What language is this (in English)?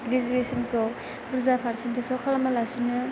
Bodo